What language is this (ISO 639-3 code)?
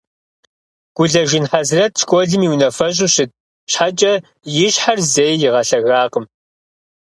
kbd